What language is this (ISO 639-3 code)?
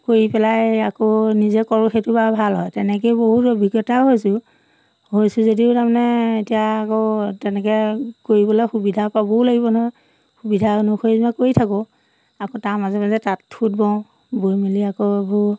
asm